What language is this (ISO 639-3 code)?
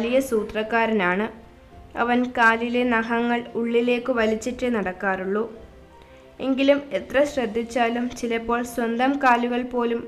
mal